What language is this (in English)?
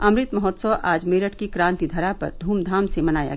Hindi